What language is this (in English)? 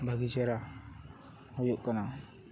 Santali